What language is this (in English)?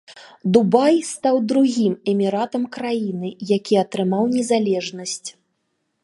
Belarusian